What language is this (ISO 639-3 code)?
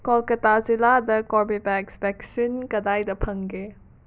mni